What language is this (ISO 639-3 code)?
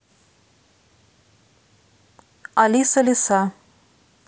rus